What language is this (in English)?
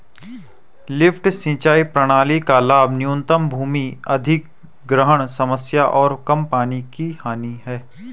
Hindi